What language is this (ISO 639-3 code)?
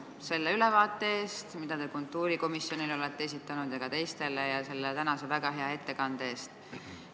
est